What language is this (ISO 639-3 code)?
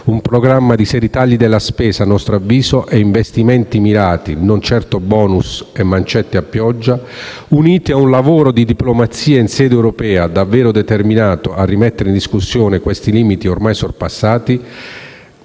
ita